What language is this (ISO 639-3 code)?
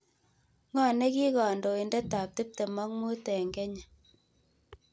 kln